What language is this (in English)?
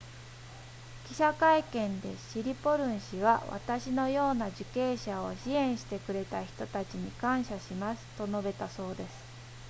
Japanese